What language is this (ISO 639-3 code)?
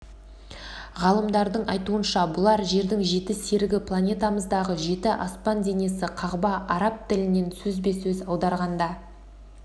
kaz